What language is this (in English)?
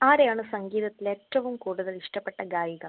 Malayalam